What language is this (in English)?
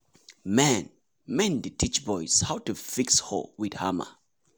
Nigerian Pidgin